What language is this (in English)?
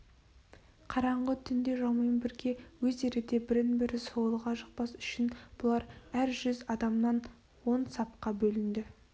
Kazakh